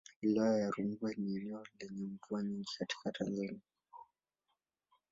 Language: Swahili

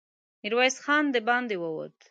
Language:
Pashto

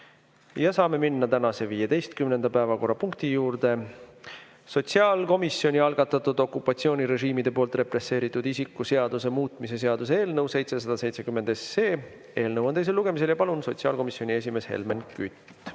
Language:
Estonian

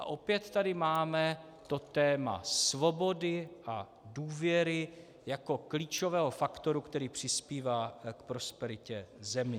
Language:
Czech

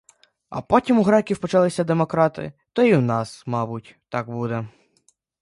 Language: Ukrainian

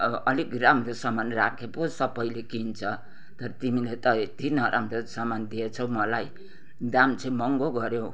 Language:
Nepali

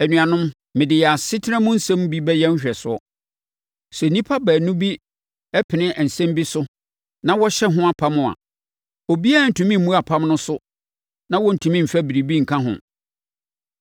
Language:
Akan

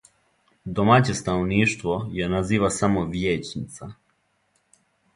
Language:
Serbian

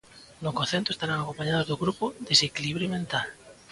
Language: Galician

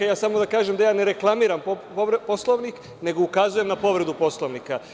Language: Serbian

